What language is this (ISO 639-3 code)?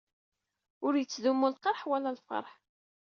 kab